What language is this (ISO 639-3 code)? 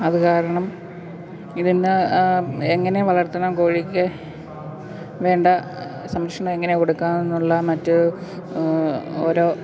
mal